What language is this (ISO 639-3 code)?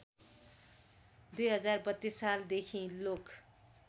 nep